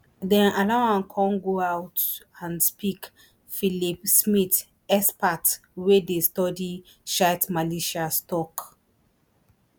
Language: Nigerian Pidgin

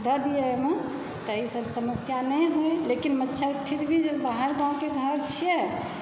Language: Maithili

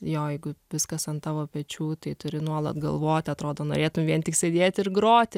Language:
Lithuanian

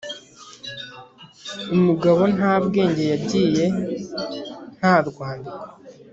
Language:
Kinyarwanda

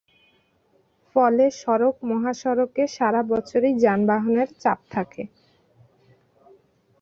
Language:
Bangla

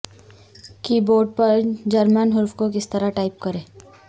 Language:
Urdu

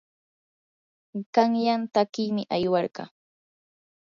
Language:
Yanahuanca Pasco Quechua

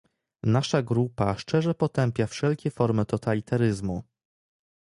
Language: Polish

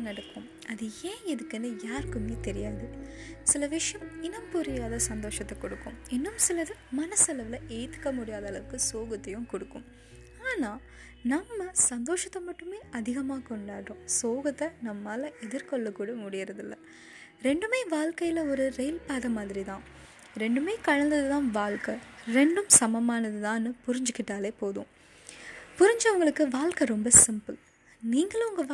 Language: Tamil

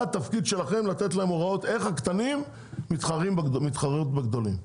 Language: Hebrew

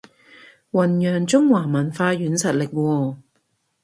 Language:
Cantonese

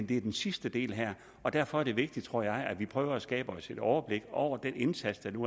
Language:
Danish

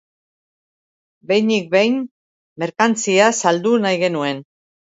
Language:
Basque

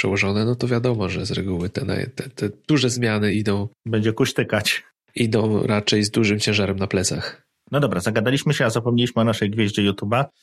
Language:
Polish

